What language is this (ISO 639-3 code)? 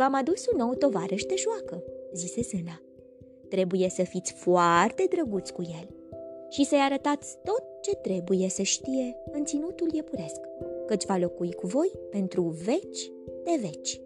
ron